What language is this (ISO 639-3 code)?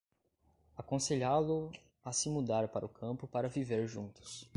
por